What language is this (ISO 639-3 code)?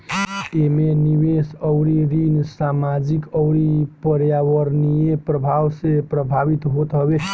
bho